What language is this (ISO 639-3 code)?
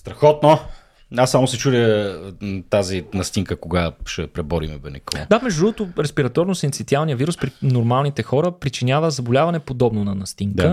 bul